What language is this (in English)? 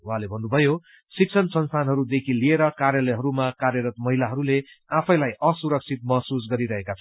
Nepali